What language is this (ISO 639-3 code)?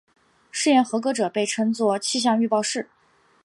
zho